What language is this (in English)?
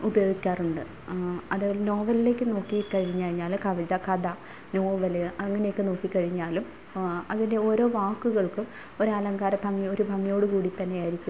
Malayalam